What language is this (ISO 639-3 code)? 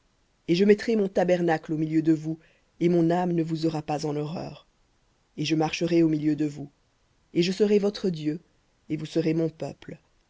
fra